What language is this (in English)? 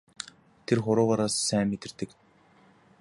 Mongolian